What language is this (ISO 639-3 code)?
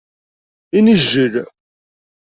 kab